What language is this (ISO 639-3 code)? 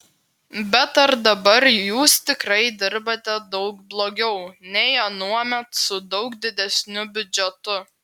lit